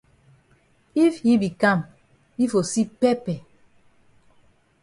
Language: Cameroon Pidgin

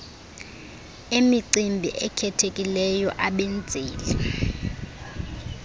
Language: Xhosa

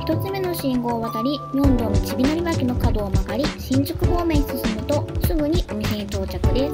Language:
Japanese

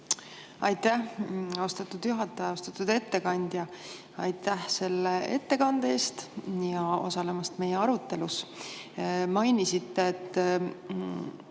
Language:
Estonian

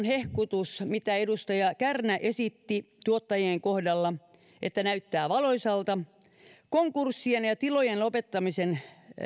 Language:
Finnish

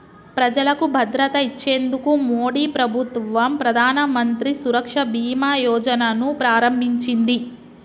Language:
Telugu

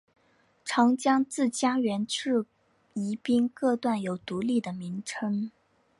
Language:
Chinese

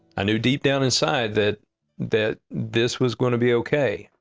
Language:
English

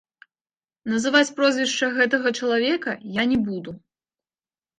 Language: Belarusian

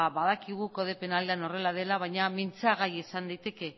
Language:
Basque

